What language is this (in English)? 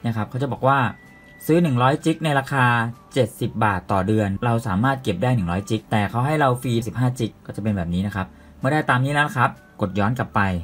Thai